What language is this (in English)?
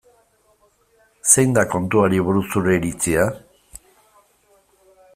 Basque